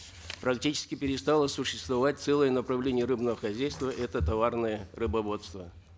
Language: Kazakh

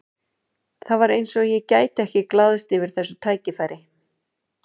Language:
Icelandic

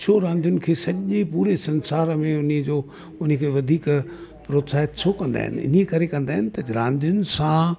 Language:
Sindhi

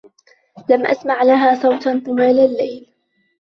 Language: Arabic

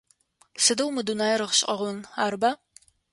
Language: Adyghe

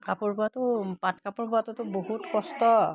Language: Assamese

